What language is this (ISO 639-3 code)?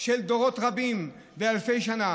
heb